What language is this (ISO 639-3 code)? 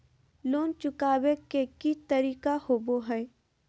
mag